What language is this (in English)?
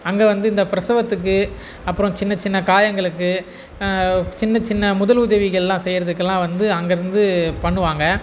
Tamil